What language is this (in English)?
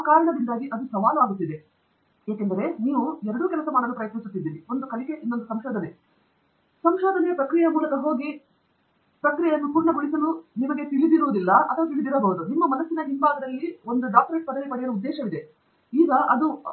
Kannada